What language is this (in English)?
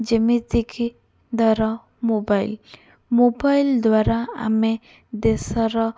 Odia